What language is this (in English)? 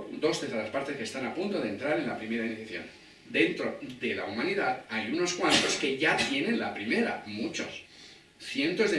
Spanish